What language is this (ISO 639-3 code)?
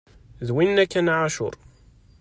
kab